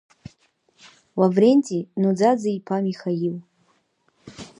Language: Abkhazian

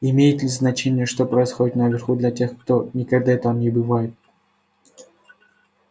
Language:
Russian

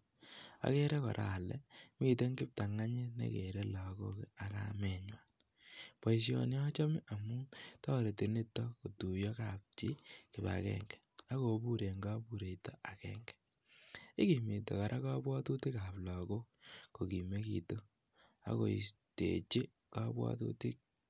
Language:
Kalenjin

